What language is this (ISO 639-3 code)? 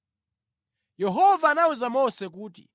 nya